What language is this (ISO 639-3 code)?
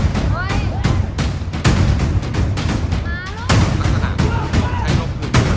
tha